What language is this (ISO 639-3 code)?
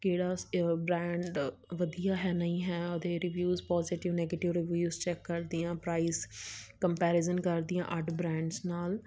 pan